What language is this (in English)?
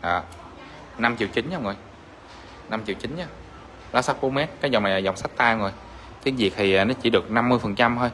Vietnamese